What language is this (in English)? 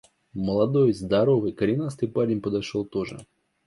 Russian